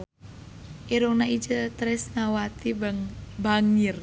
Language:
Sundanese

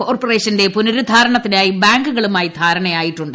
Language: Malayalam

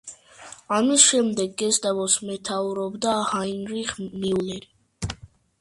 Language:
Georgian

